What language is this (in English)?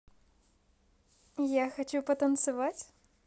Russian